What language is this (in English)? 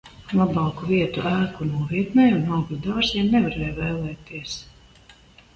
Latvian